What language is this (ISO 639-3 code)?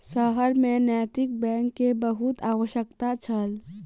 mai